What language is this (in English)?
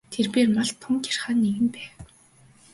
Mongolian